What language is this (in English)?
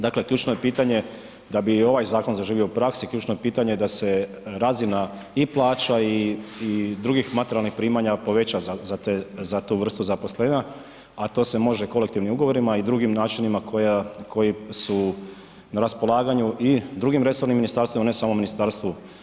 Croatian